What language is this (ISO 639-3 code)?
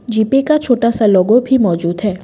hin